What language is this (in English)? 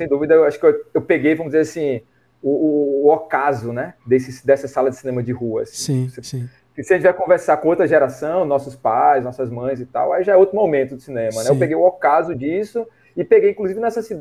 Portuguese